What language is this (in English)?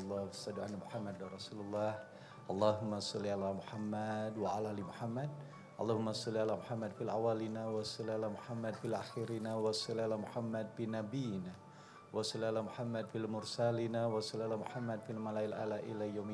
Indonesian